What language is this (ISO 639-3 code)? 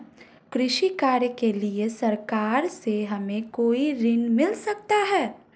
hin